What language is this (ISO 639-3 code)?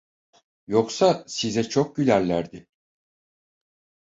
tur